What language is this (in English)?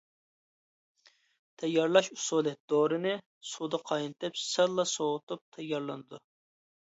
Uyghur